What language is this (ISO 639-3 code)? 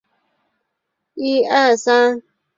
zho